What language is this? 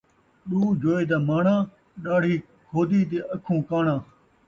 Saraiki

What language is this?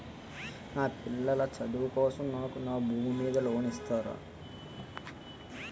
Telugu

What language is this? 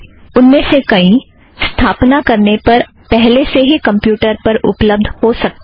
Hindi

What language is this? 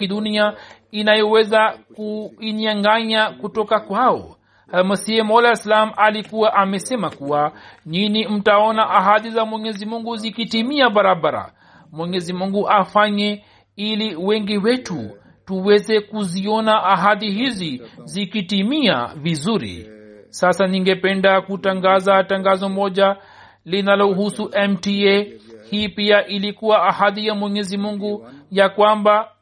Swahili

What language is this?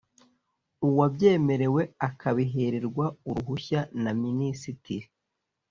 Kinyarwanda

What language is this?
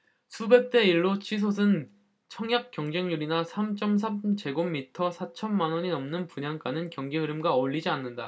Korean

